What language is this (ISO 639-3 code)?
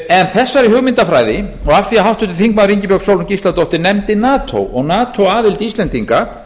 isl